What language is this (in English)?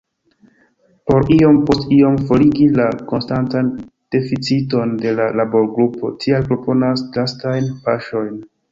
Esperanto